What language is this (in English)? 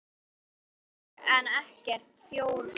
Icelandic